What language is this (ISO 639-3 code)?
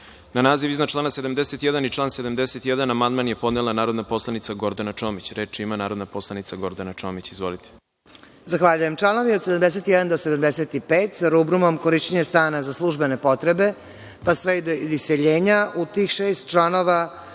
srp